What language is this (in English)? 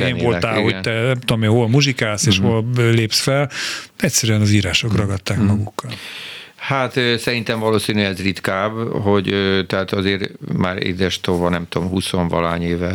Hungarian